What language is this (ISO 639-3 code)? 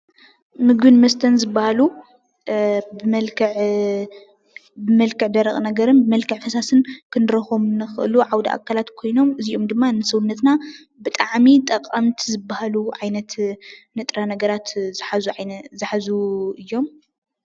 tir